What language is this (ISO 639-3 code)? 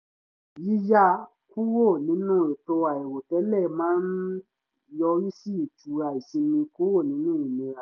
yor